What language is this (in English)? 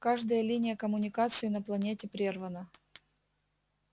Russian